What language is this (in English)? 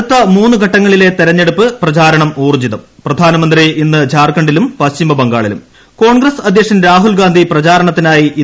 Malayalam